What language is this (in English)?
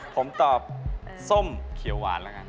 Thai